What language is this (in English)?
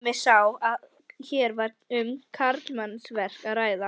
Icelandic